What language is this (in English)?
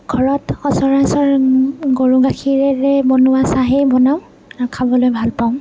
Assamese